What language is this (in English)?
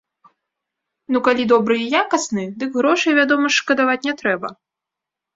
Belarusian